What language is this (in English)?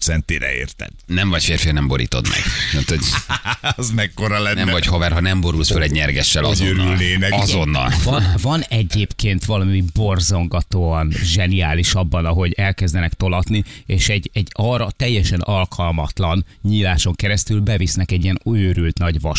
Hungarian